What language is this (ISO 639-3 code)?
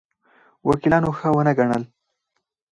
pus